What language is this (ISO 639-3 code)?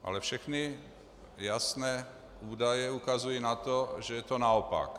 ces